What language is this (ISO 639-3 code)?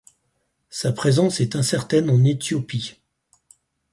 fra